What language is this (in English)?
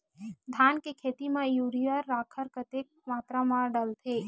Chhattisgarhi